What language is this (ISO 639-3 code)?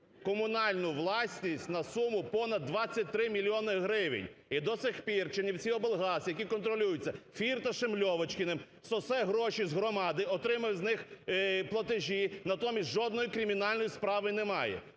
ukr